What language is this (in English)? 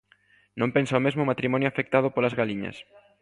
Galician